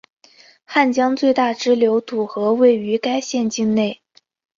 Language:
Chinese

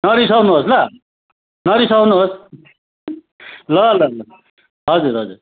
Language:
Nepali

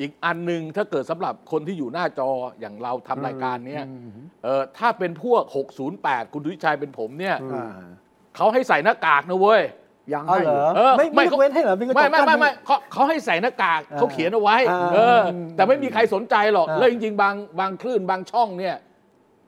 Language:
Thai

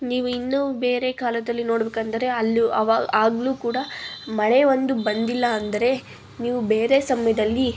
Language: Kannada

